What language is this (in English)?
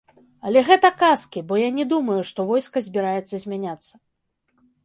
Belarusian